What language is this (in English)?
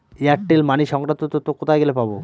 Bangla